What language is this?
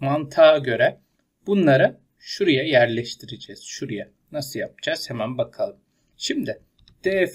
Turkish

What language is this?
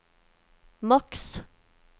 Norwegian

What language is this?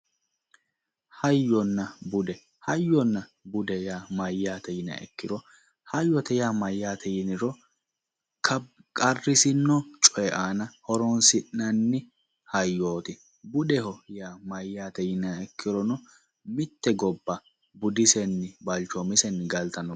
Sidamo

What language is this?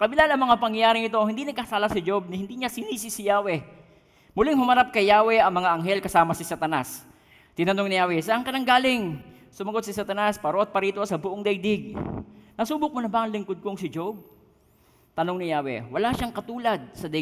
Filipino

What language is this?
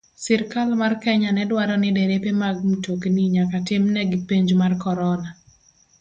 Luo (Kenya and Tanzania)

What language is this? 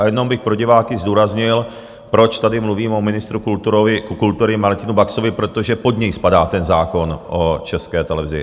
Czech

